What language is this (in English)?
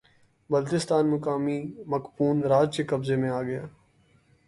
Urdu